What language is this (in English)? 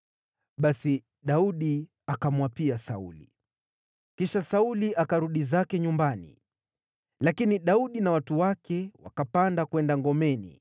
Swahili